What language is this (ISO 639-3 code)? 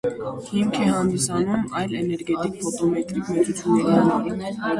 hye